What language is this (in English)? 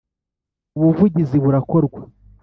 Kinyarwanda